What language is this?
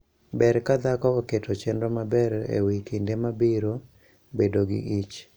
Luo (Kenya and Tanzania)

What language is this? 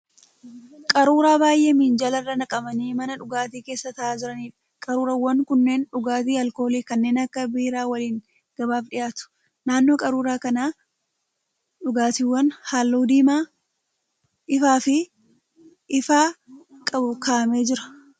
Oromo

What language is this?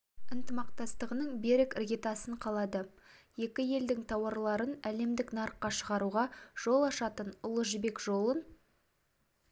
Kazakh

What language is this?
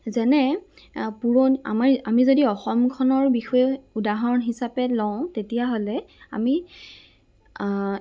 Assamese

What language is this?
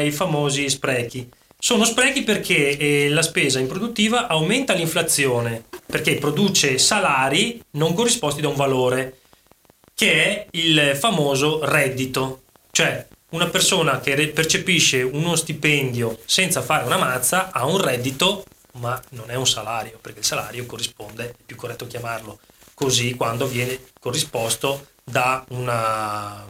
Italian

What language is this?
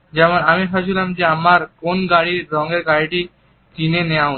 Bangla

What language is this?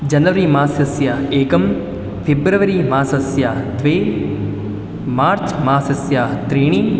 Sanskrit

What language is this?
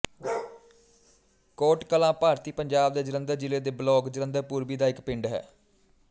Punjabi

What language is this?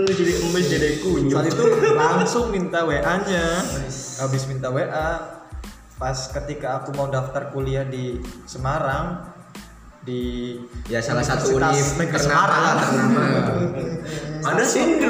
Indonesian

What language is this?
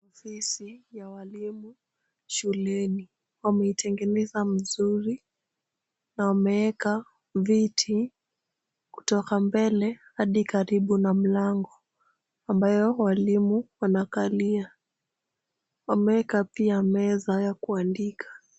Swahili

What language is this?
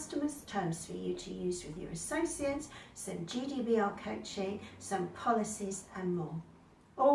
English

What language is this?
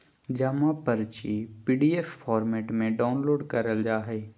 Magahi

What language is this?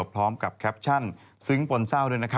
Thai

